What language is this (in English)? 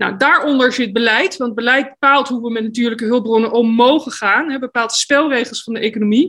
Dutch